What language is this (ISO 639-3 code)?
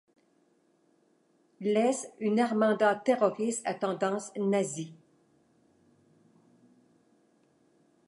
fra